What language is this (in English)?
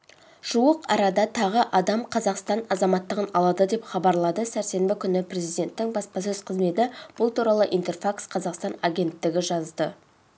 Kazakh